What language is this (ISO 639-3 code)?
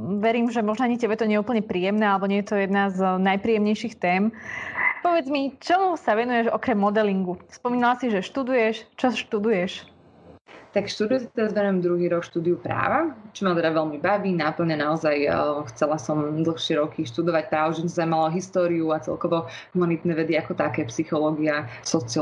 slk